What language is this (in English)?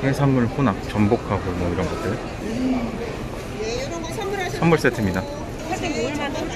Korean